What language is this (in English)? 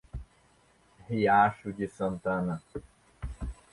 Portuguese